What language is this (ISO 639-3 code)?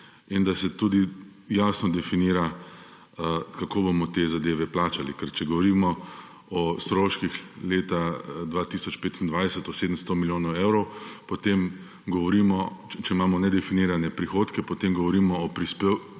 slv